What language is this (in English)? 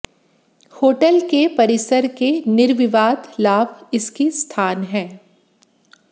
Hindi